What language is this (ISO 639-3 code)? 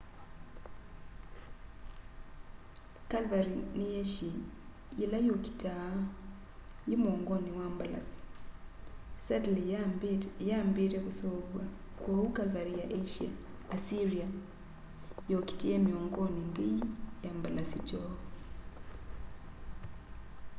kam